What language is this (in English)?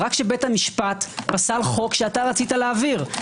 Hebrew